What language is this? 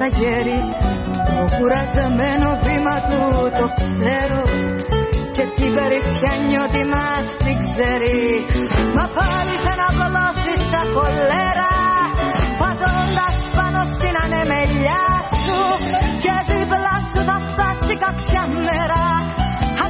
Greek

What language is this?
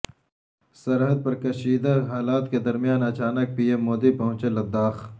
Urdu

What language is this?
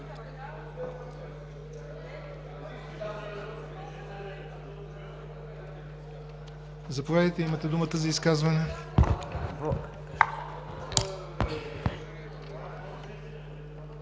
Bulgarian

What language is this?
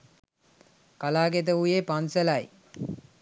Sinhala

